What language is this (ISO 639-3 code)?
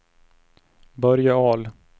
swe